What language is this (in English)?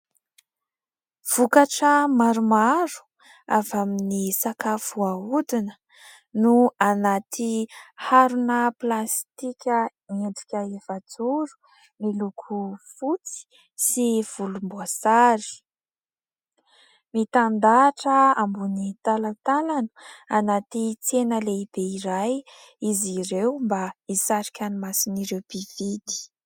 Malagasy